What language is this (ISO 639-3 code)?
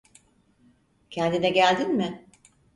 tur